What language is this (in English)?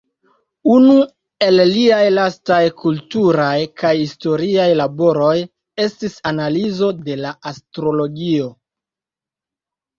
Esperanto